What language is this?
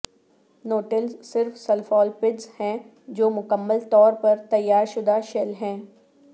Urdu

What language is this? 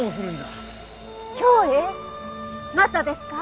Japanese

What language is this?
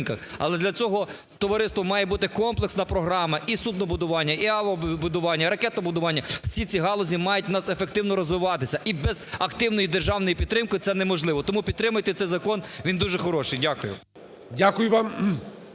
Ukrainian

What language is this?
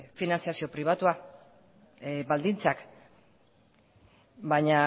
Basque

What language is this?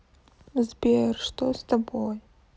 Russian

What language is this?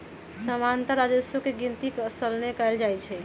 Magahi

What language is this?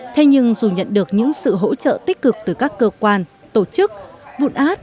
Vietnamese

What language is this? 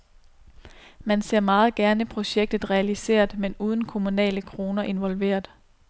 Danish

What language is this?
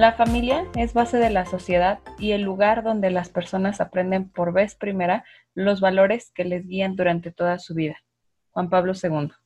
Spanish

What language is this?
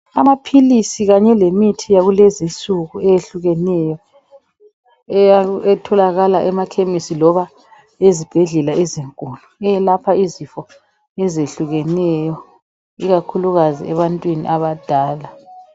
North Ndebele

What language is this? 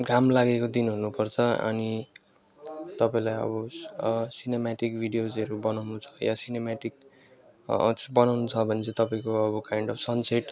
Nepali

